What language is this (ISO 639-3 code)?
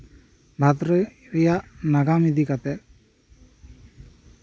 sat